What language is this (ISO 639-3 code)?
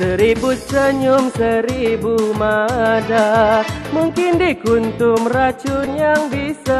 msa